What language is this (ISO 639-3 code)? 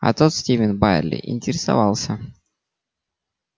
rus